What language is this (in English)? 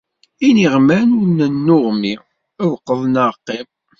Kabyle